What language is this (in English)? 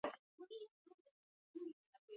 Basque